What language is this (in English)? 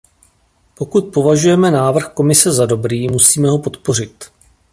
Czech